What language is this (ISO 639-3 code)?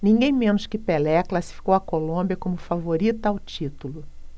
por